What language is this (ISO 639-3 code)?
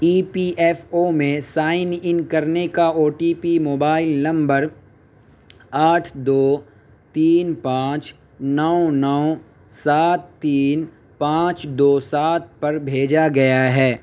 urd